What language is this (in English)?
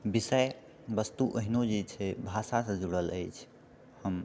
Maithili